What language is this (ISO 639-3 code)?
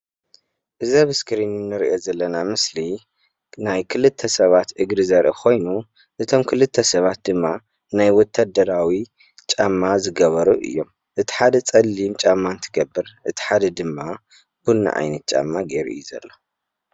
tir